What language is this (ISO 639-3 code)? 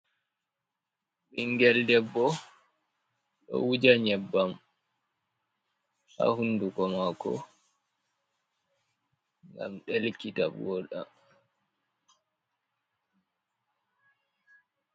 ful